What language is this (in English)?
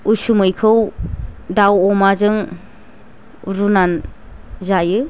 Bodo